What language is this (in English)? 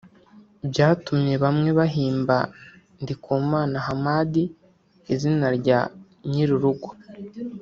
Kinyarwanda